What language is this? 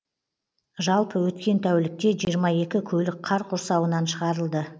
Kazakh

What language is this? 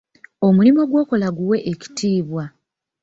Ganda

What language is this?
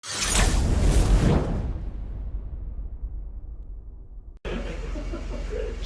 Korean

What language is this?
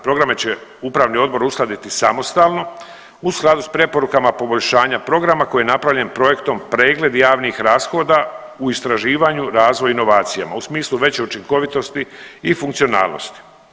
Croatian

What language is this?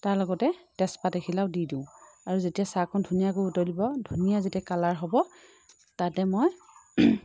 Assamese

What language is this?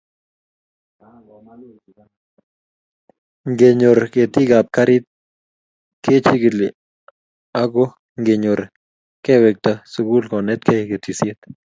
Kalenjin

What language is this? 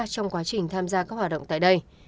Vietnamese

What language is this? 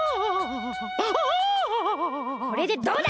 Japanese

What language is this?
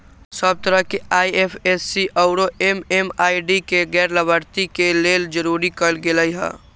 Magahi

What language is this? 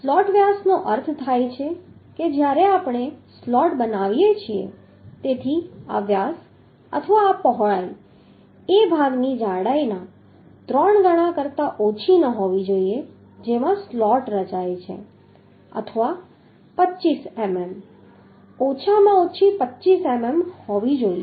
Gujarati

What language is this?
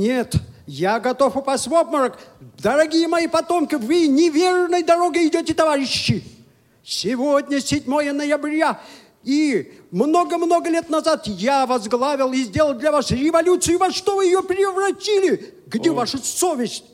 Russian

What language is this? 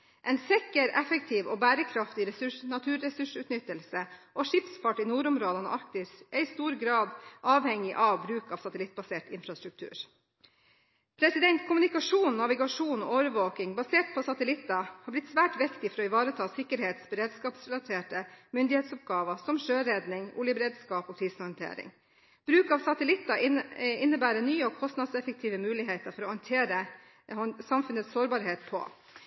Norwegian Bokmål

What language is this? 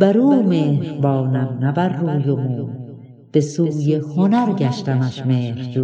Persian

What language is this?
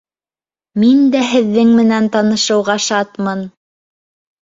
Bashkir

